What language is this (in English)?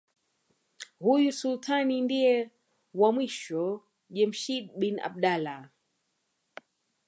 Swahili